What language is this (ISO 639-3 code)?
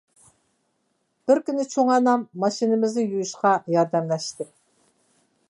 uig